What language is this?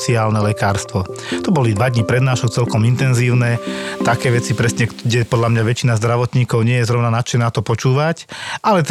Slovak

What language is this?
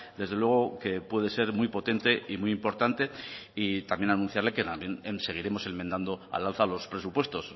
Spanish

